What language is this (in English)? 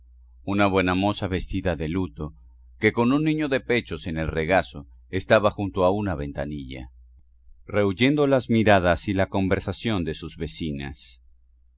Spanish